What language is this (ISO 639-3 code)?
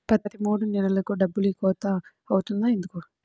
tel